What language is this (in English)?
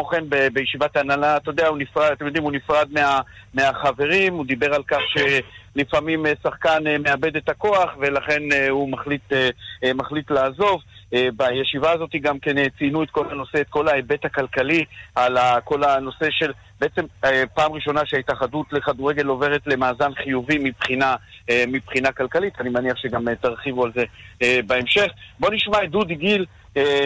Hebrew